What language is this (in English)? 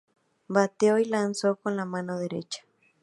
Spanish